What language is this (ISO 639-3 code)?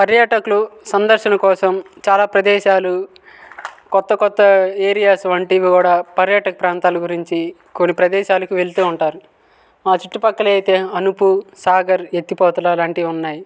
tel